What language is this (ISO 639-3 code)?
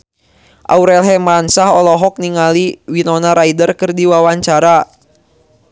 sun